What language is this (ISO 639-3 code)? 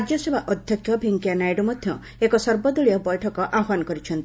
ori